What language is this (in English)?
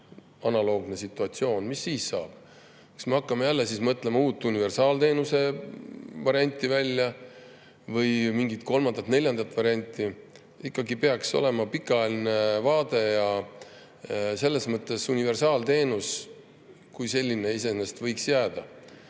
Estonian